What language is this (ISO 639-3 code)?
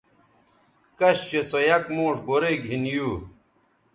btv